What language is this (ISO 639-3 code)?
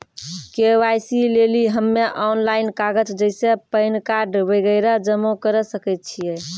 mai